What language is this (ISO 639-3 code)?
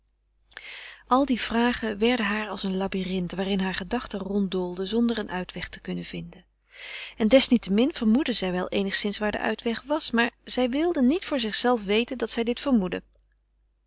nld